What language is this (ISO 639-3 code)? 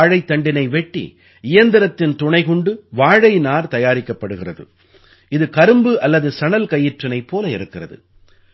tam